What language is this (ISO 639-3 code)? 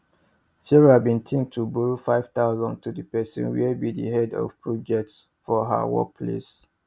pcm